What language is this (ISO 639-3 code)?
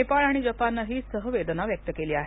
mar